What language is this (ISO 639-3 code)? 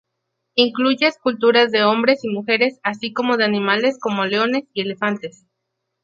spa